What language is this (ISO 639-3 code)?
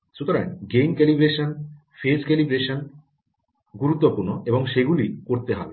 ben